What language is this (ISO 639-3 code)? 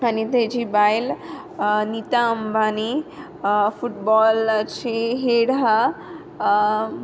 kok